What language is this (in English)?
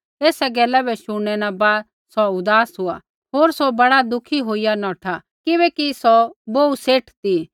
Kullu Pahari